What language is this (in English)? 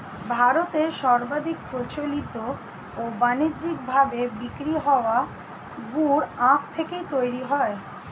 Bangla